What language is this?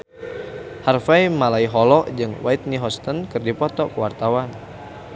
Sundanese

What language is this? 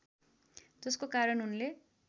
Nepali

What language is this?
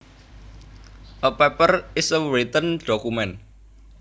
Javanese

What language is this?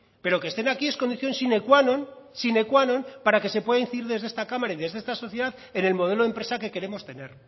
Spanish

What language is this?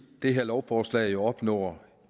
Danish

